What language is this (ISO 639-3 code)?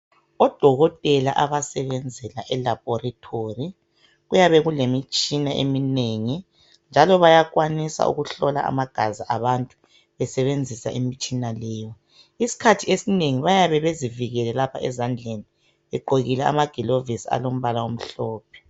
nde